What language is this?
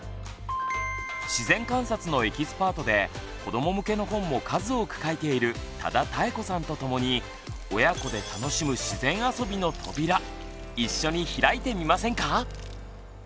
Japanese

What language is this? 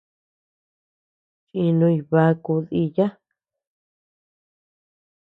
Tepeuxila Cuicatec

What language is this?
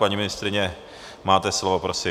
Czech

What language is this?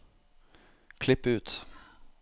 Norwegian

